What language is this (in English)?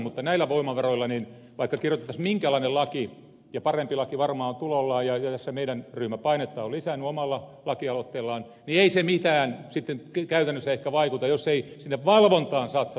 Finnish